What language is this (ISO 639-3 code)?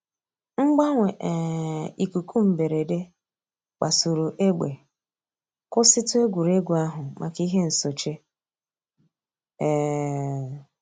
ibo